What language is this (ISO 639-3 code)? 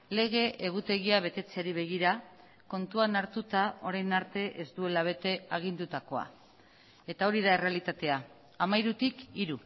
eus